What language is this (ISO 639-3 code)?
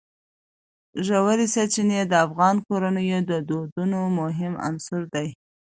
pus